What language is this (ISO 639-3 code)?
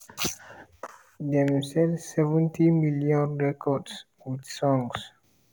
pcm